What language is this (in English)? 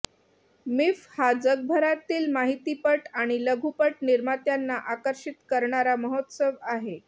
Marathi